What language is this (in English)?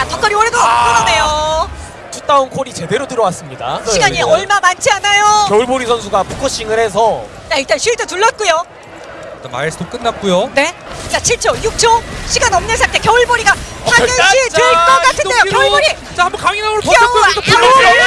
Korean